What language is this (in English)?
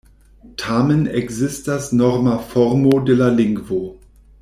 Esperanto